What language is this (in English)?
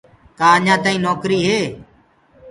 Gurgula